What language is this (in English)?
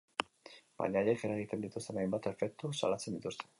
Basque